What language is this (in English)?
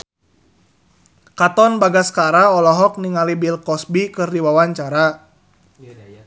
Sundanese